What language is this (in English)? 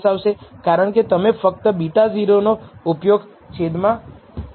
Gujarati